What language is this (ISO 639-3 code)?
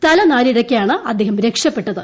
mal